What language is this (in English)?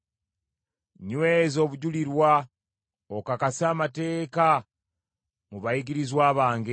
Ganda